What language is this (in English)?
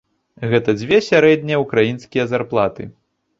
Belarusian